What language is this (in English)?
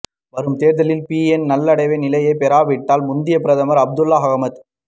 Tamil